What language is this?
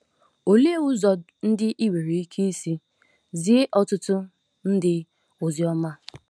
Igbo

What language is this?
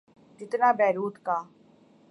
Urdu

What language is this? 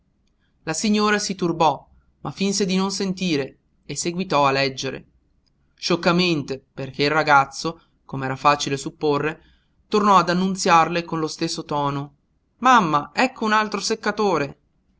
Italian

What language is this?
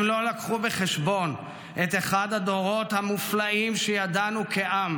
Hebrew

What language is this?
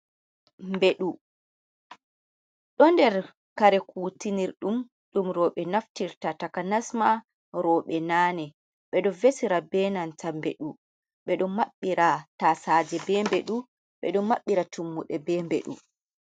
Fula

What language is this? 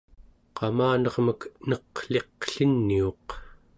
Central Yupik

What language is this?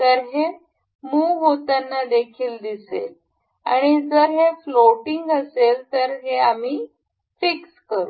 Marathi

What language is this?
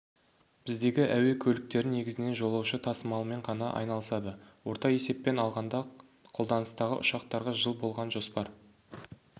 Kazakh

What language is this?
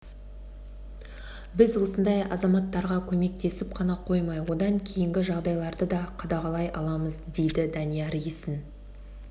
Kazakh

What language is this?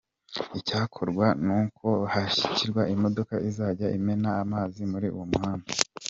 Kinyarwanda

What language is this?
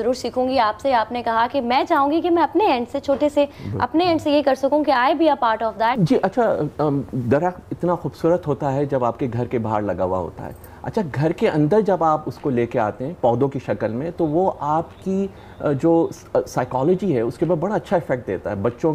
Hindi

